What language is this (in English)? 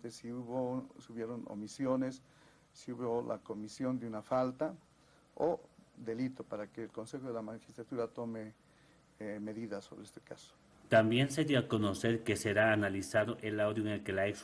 Spanish